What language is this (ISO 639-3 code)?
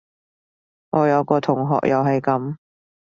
yue